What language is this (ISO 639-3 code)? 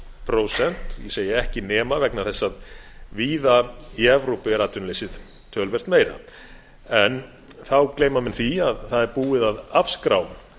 isl